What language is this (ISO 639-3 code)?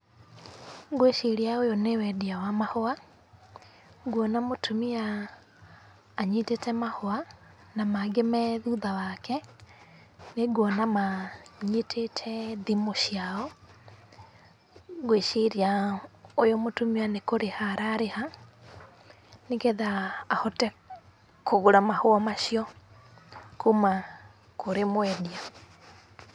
kik